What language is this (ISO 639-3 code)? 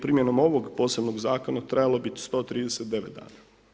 hrv